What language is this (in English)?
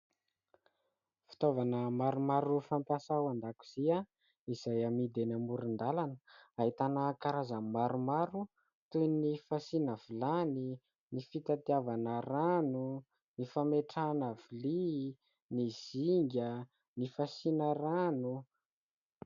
Malagasy